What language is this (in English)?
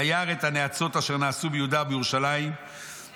Hebrew